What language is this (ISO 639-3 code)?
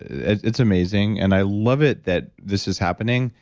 eng